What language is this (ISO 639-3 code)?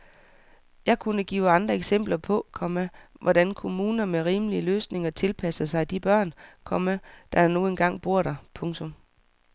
dan